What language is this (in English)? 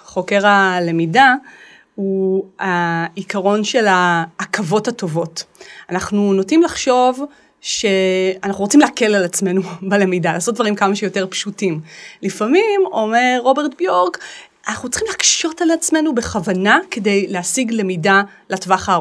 Hebrew